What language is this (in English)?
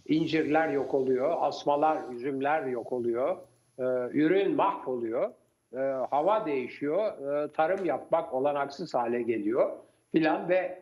Turkish